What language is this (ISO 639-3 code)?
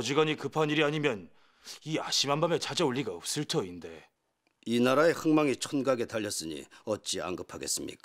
kor